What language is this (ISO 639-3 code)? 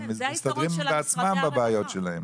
heb